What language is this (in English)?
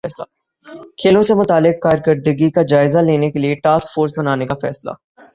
Urdu